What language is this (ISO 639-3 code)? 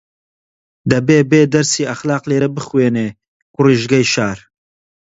ckb